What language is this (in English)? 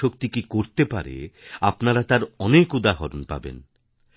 Bangla